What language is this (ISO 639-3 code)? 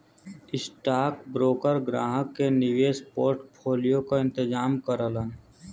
bho